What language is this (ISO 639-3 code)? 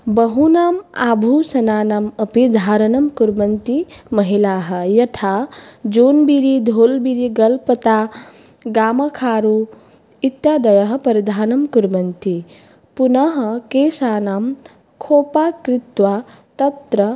san